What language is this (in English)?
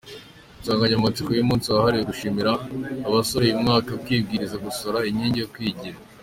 Kinyarwanda